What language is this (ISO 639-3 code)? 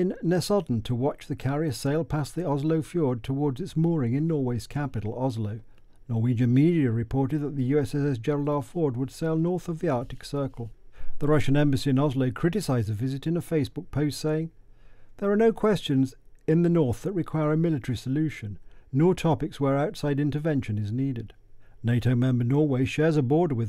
eng